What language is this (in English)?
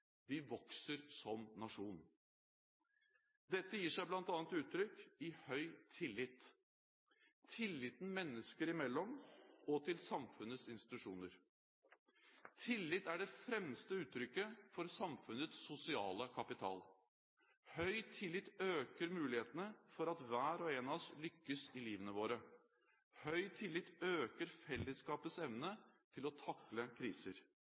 Norwegian Bokmål